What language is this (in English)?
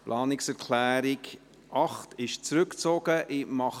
Swiss German